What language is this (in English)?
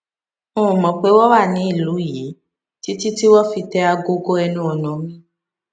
Yoruba